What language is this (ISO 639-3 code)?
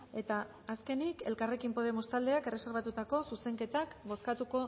eus